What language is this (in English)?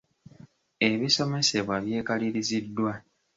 Ganda